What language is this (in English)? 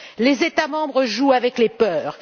French